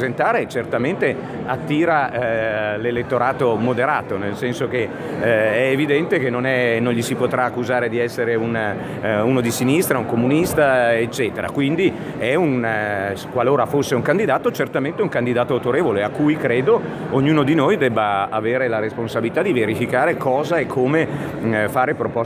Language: Italian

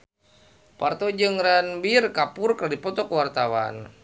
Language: Sundanese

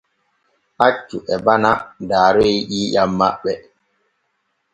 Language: Borgu Fulfulde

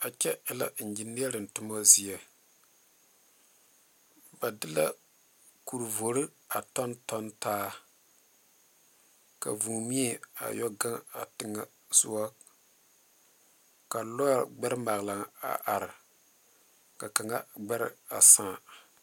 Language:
Southern Dagaare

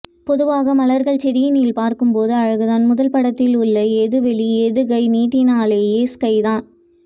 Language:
Tamil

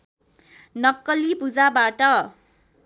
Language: Nepali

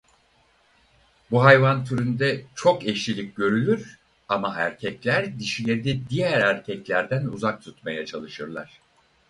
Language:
Turkish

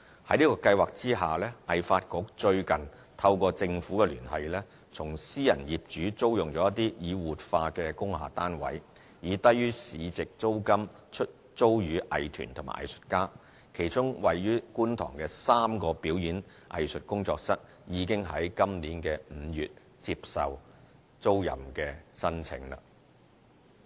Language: Cantonese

